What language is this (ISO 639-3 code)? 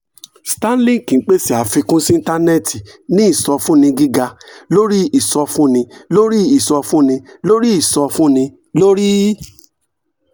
yor